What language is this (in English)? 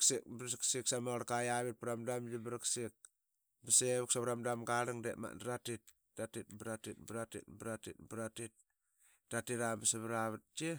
Qaqet